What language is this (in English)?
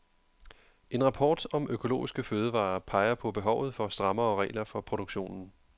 Danish